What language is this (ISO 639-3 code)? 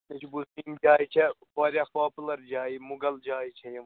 kas